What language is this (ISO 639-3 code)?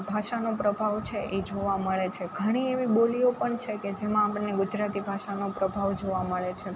guj